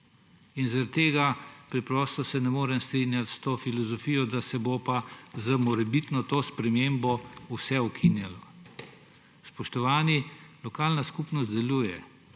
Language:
Slovenian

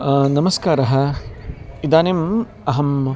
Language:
Sanskrit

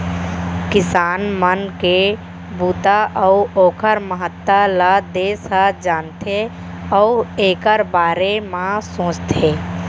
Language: Chhattisgarhi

